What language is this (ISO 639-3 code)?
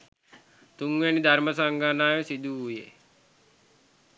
sin